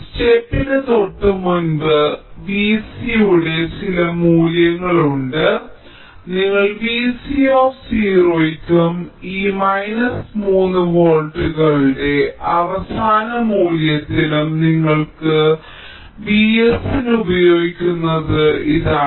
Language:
Malayalam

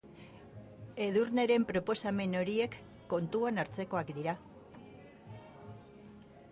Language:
Basque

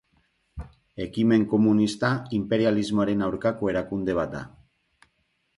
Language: Basque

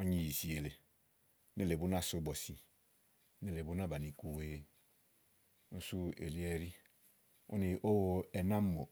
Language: Igo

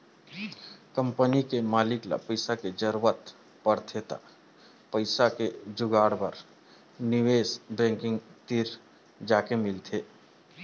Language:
Chhattisgarhi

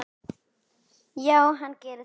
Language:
Icelandic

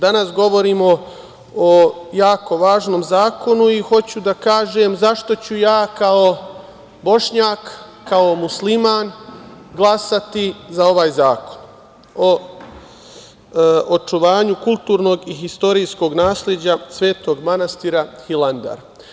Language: Serbian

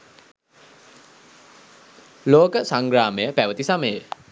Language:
Sinhala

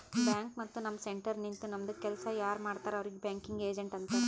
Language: Kannada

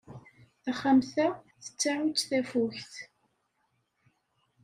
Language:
Kabyle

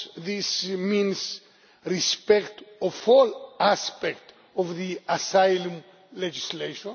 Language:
English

